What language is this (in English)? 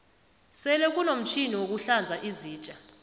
South Ndebele